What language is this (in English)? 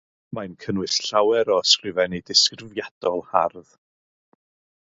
Welsh